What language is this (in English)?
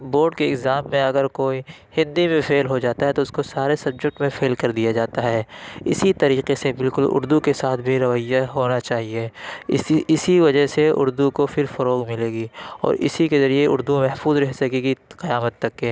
Urdu